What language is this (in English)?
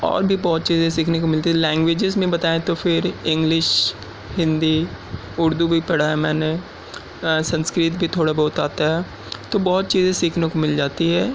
Urdu